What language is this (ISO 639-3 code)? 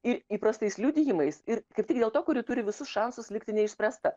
lit